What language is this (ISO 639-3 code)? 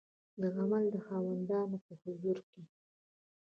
pus